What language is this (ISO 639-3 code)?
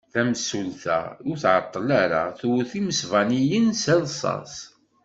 kab